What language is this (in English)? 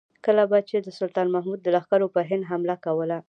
Pashto